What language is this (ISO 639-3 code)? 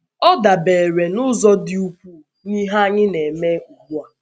ibo